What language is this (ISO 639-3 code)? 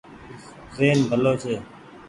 gig